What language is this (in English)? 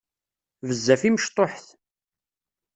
Kabyle